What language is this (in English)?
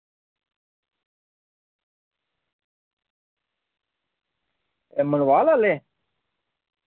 Dogri